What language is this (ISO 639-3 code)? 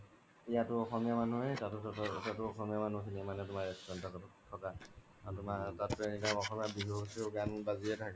asm